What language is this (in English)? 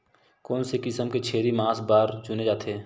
Chhattisgarhi